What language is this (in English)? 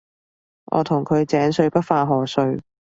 Cantonese